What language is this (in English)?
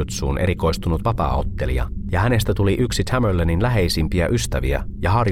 Finnish